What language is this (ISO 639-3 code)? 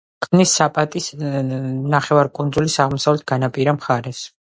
kat